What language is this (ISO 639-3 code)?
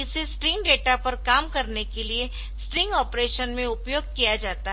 hin